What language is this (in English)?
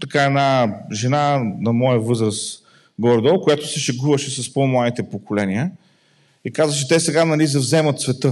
Bulgarian